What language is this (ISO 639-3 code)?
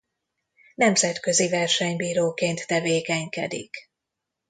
hun